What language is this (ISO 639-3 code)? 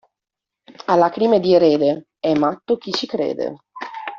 ita